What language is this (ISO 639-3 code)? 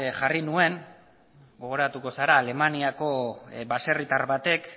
eus